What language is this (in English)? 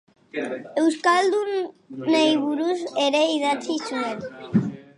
Basque